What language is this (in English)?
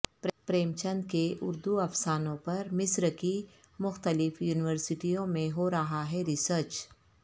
Urdu